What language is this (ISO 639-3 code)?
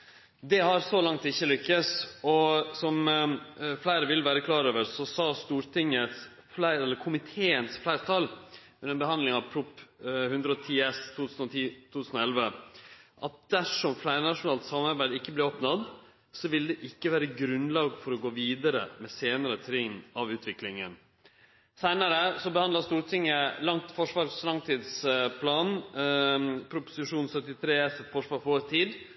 nno